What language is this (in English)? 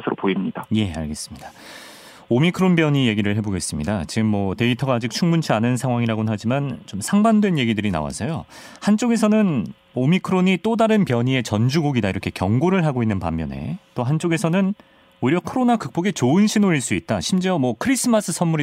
Korean